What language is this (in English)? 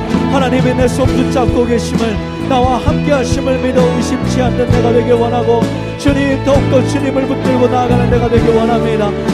Korean